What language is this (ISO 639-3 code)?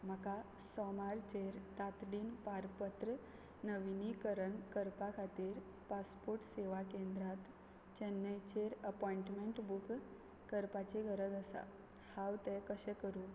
kok